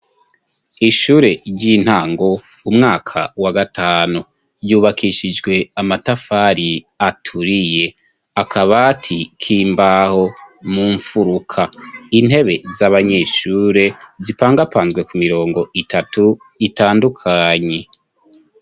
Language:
Rundi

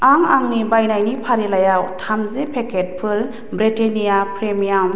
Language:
Bodo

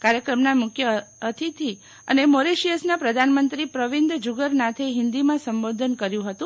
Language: Gujarati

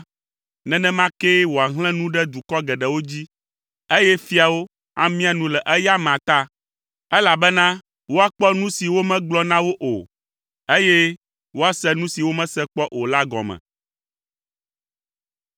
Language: Ewe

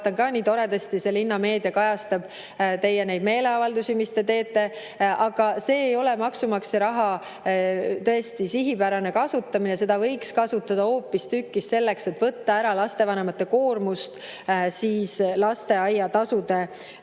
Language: Estonian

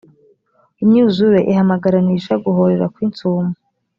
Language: Kinyarwanda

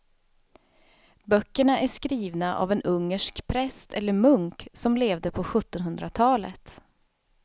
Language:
Swedish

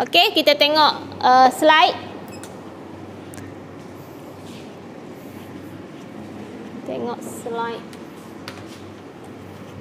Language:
Malay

